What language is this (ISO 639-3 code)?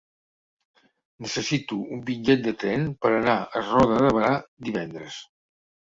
cat